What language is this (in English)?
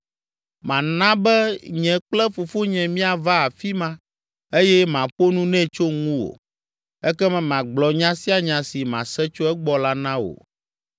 Ewe